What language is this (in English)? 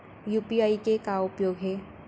Chhattisgarhi